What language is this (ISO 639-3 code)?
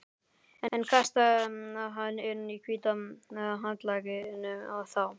isl